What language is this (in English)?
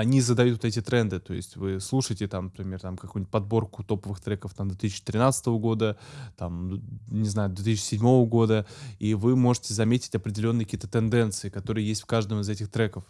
Russian